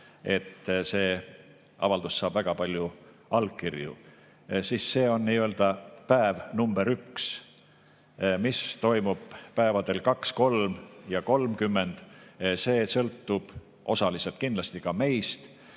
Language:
Estonian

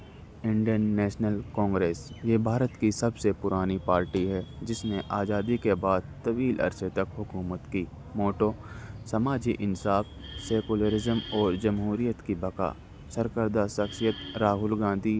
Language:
Urdu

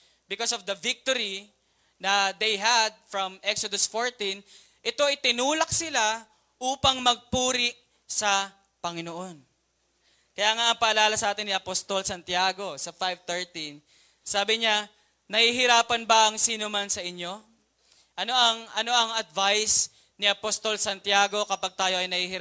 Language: Filipino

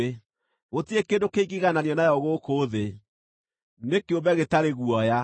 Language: Kikuyu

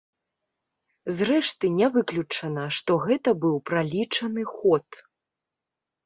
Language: Belarusian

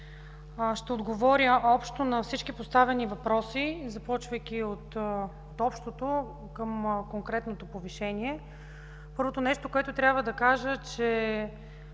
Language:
Bulgarian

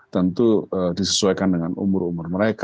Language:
Indonesian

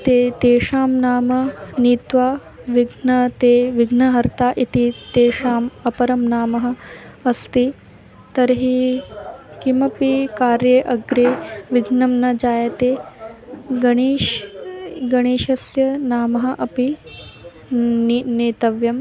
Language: Sanskrit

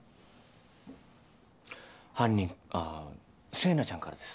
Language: Japanese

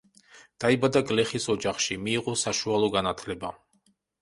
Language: Georgian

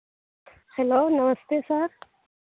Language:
Maithili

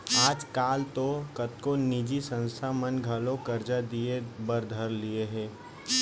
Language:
Chhattisgarhi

